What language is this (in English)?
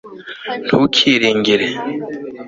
Kinyarwanda